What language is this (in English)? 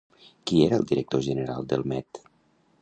Catalan